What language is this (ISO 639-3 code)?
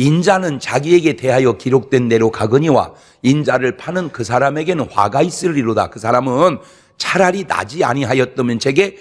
kor